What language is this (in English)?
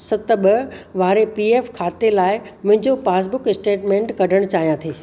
Sindhi